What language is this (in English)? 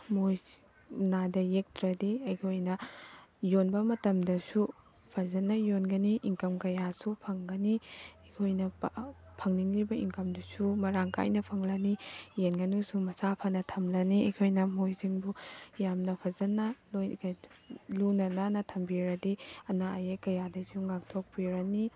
Manipuri